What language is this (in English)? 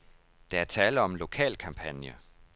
Danish